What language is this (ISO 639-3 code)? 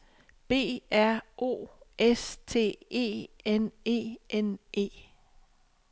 dan